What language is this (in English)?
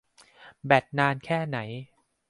Thai